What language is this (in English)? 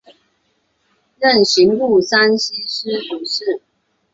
Chinese